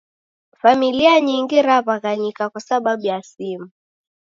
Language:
Taita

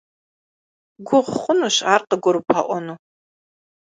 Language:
Kabardian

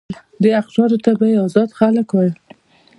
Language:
Pashto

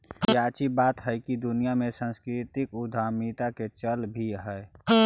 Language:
Magahi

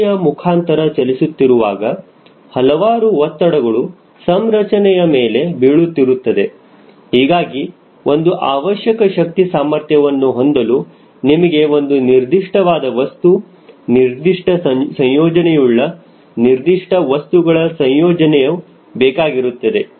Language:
Kannada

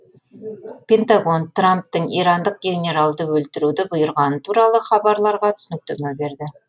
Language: Kazakh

